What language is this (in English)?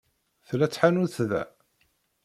Kabyle